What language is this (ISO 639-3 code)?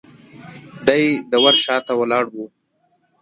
pus